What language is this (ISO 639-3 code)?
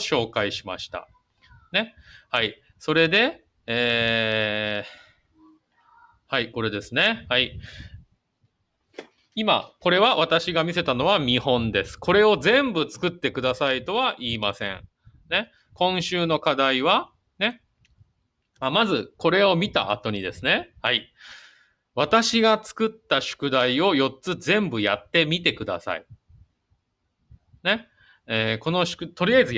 jpn